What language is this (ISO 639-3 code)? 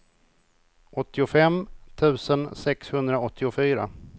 swe